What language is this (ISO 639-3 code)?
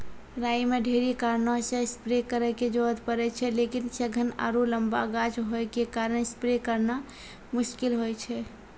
mai